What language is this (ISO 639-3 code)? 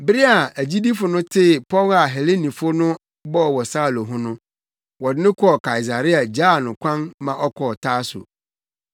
aka